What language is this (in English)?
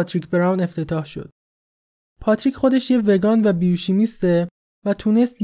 Persian